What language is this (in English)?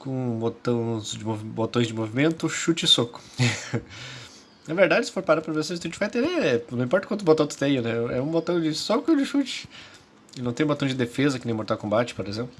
Portuguese